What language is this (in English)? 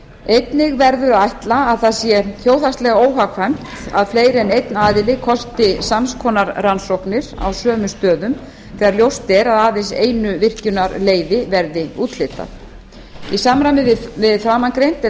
Icelandic